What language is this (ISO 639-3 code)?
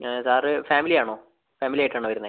mal